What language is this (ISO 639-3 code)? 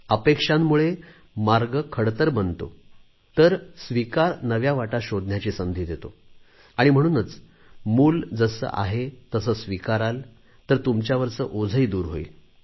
mar